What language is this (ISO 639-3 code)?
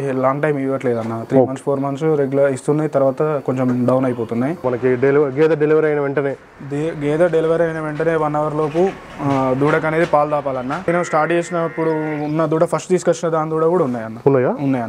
tel